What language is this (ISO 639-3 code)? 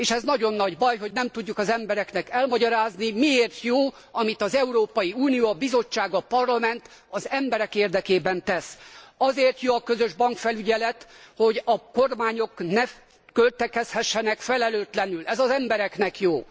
hun